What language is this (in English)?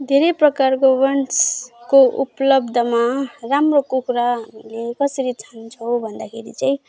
Nepali